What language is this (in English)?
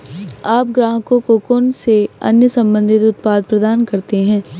Hindi